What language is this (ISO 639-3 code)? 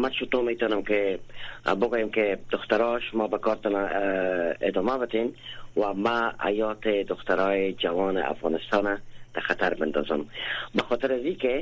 fas